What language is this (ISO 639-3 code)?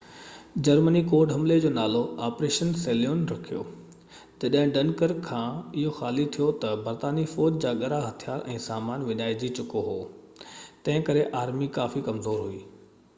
snd